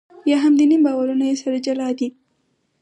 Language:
Pashto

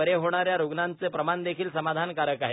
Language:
Marathi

